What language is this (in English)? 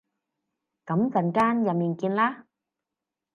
Cantonese